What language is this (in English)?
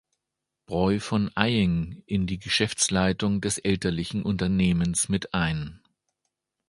German